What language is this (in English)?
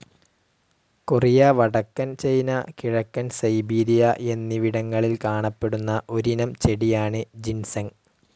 Malayalam